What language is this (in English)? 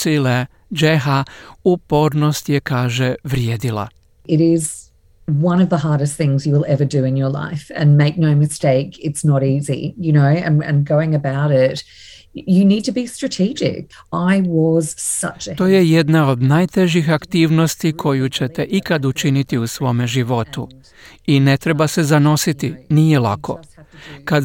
Croatian